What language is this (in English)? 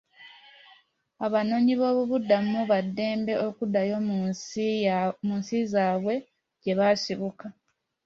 Ganda